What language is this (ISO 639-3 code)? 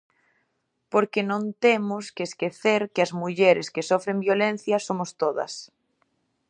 glg